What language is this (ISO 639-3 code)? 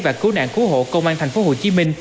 vie